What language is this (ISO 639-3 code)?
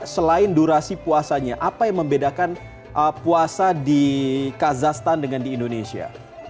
ind